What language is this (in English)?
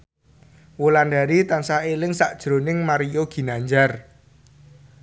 Javanese